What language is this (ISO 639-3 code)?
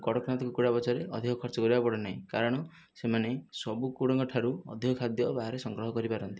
ori